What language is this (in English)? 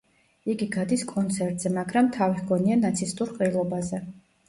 Georgian